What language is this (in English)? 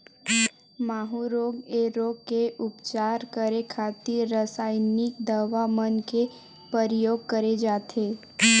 Chhattisgarhi